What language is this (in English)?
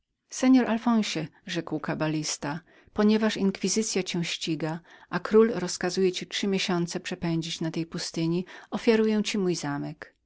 Polish